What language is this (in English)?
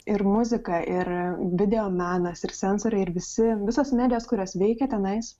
Lithuanian